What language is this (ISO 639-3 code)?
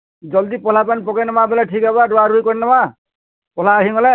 ori